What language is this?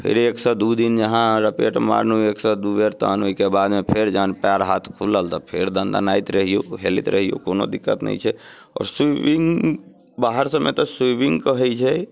Maithili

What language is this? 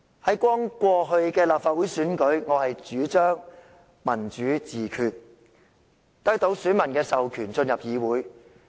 Cantonese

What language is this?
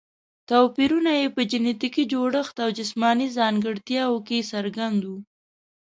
Pashto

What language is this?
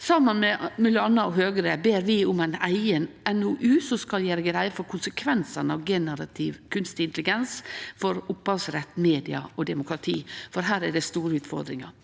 Norwegian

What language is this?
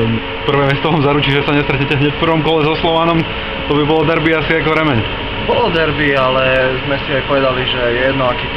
Slovak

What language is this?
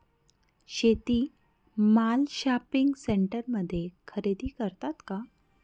Marathi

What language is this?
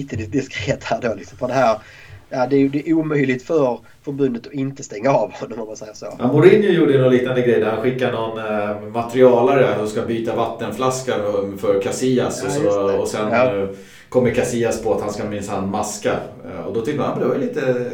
Swedish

